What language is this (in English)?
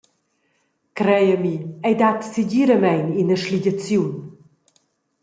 Romansh